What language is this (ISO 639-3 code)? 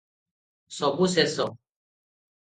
ori